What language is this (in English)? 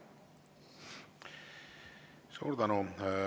Estonian